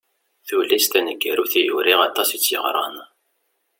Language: Kabyle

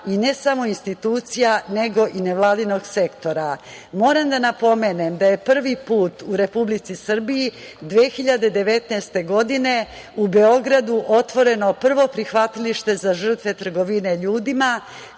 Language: Serbian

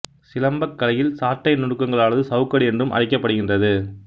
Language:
Tamil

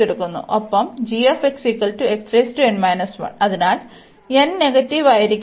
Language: Malayalam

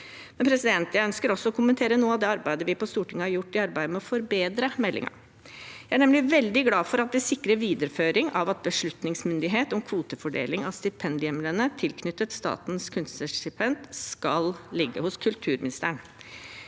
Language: Norwegian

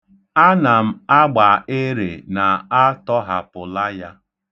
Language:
Igbo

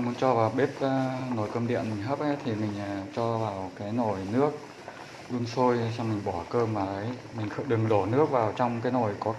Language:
Vietnamese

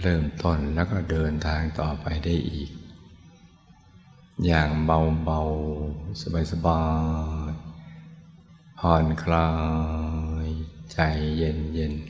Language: Thai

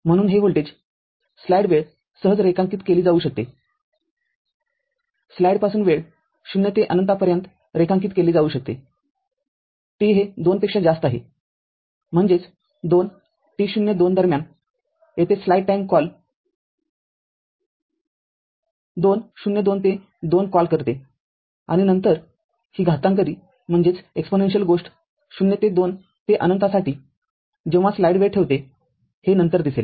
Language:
Marathi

